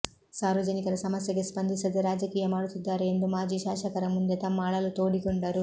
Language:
Kannada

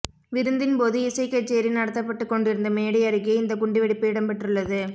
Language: Tamil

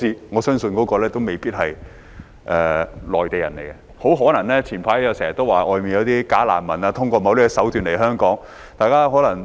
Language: Cantonese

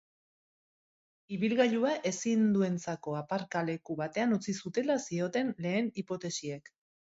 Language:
Basque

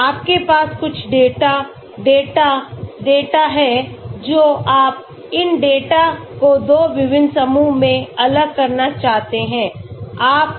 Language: Hindi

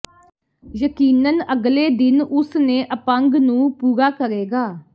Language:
Punjabi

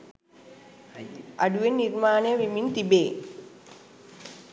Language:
Sinhala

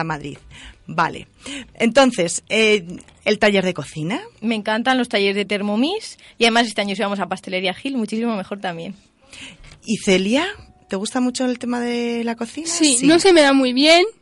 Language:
Spanish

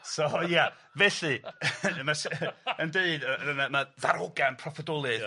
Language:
Welsh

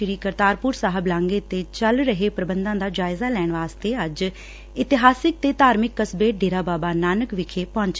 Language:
Punjabi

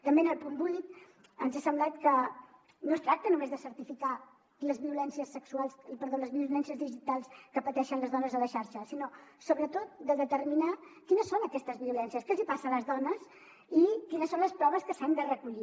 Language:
Catalan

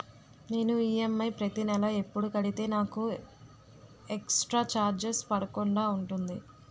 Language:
Telugu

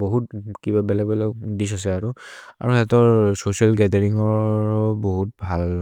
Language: Maria (India)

